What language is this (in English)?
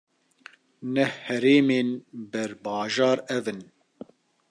Kurdish